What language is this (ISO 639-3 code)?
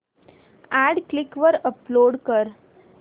mar